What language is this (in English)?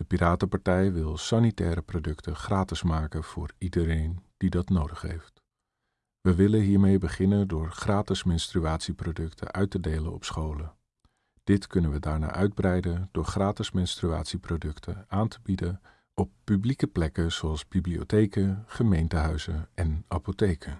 Dutch